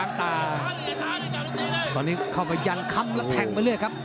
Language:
Thai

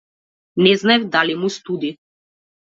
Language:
Macedonian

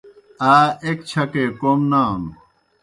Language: Kohistani Shina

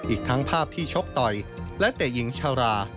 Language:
Thai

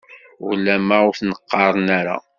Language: Kabyle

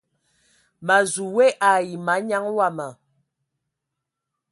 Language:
Ewondo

